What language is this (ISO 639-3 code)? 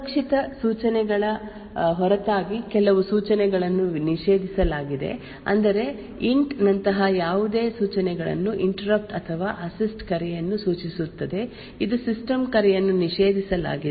kan